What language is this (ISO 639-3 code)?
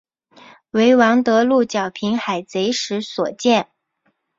zho